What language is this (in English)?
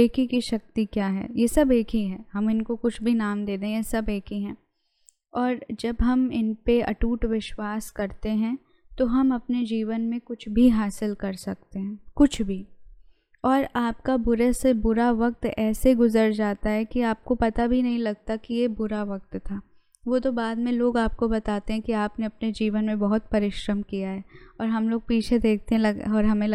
Hindi